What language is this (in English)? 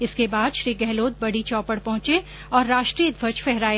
Hindi